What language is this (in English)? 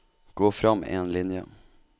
Norwegian